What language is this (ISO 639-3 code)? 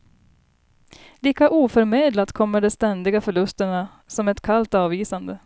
swe